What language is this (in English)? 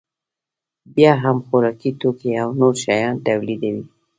Pashto